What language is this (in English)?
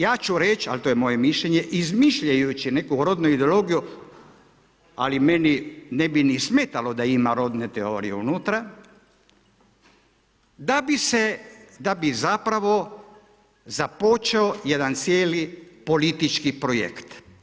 Croatian